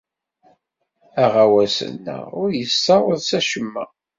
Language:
Kabyle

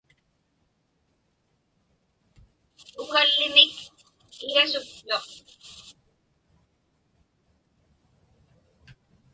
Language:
Inupiaq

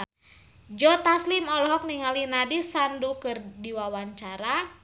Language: Sundanese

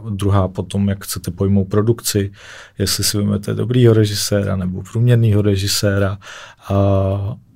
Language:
Czech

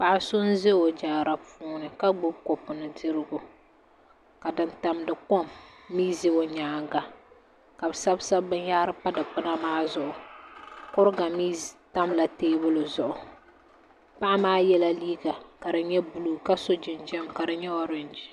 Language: Dagbani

